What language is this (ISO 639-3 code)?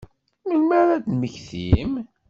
kab